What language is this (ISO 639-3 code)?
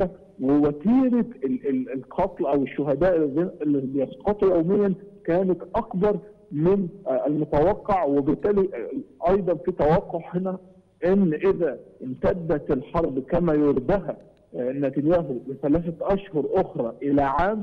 ara